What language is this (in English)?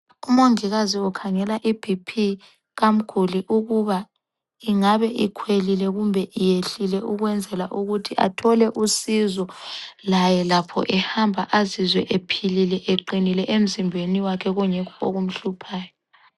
North Ndebele